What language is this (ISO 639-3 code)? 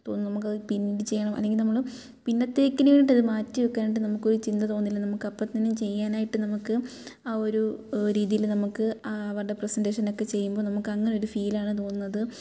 mal